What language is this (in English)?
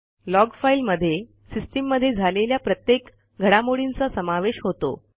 Marathi